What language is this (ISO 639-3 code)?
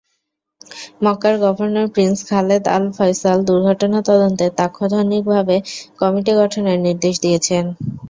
ben